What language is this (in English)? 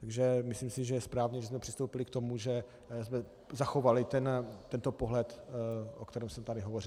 Czech